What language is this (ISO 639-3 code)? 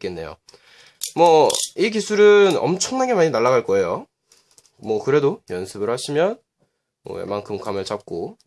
kor